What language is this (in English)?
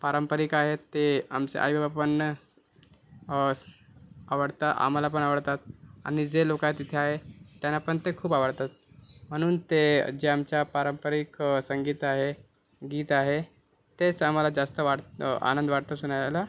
Marathi